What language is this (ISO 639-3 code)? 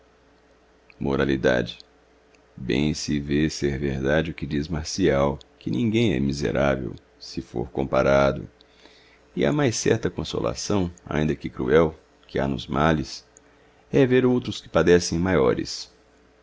por